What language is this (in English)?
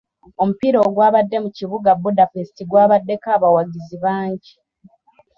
Ganda